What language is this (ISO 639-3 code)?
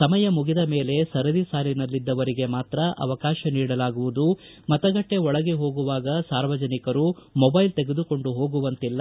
kan